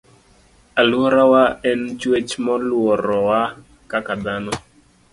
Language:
Luo (Kenya and Tanzania)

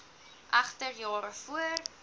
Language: Afrikaans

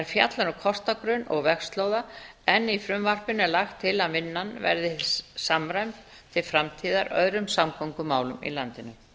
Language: Icelandic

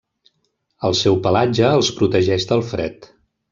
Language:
Catalan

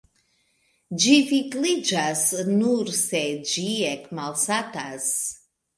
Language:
Esperanto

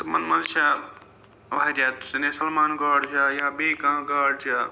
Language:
Kashmiri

